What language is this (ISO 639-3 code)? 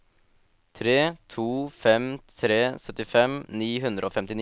nor